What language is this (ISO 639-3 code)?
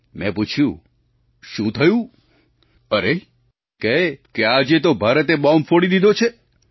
guj